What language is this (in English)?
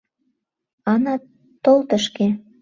Mari